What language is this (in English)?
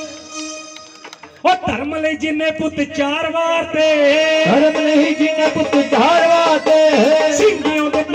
Arabic